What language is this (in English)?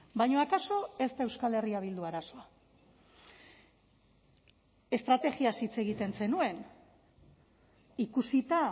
Basque